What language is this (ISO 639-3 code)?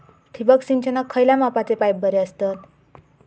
mar